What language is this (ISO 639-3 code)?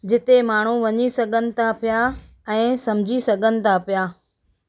snd